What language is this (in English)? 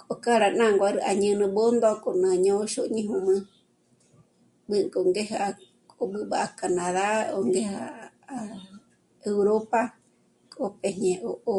Michoacán Mazahua